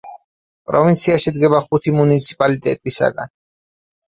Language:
Georgian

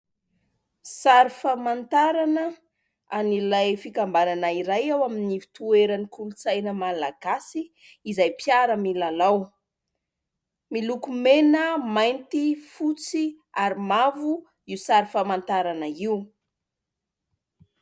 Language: Malagasy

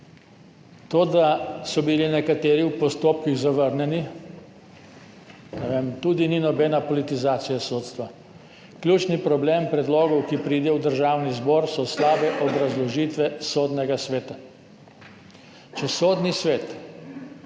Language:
Slovenian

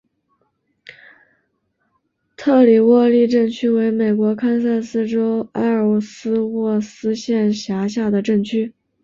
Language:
Chinese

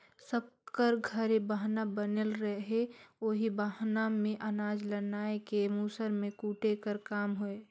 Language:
Chhattisgarhi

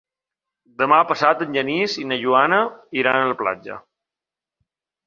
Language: Catalan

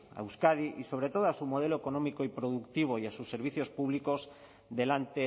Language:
Spanish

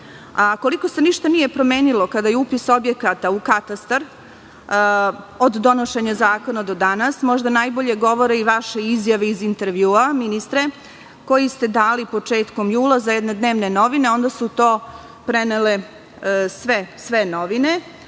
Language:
Serbian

